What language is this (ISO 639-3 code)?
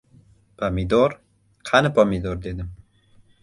uzb